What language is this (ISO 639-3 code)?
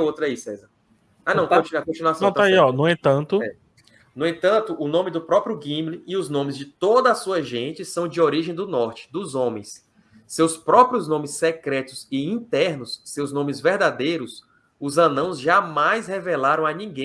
por